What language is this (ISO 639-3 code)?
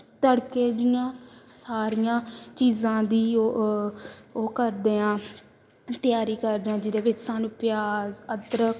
pan